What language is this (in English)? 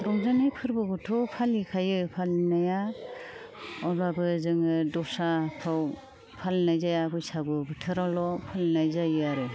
Bodo